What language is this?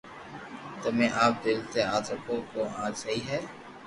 Loarki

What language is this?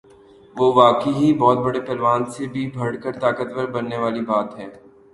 Urdu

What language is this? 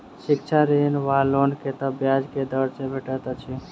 Maithili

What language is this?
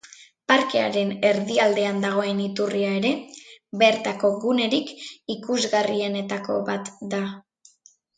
Basque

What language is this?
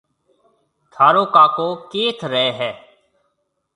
Marwari (Pakistan)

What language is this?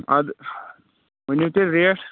Kashmiri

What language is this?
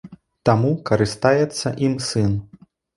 Belarusian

